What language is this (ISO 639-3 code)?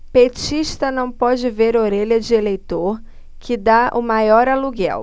por